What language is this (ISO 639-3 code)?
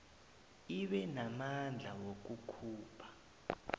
nbl